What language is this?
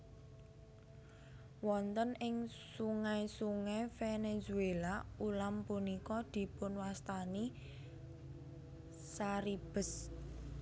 Javanese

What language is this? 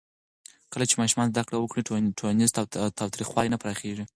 Pashto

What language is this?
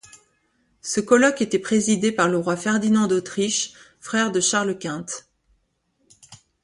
French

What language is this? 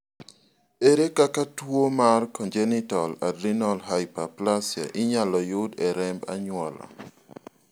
Luo (Kenya and Tanzania)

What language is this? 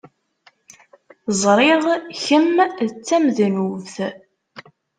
Kabyle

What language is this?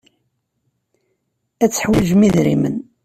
Kabyle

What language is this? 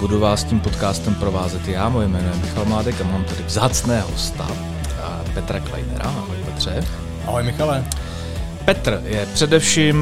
Czech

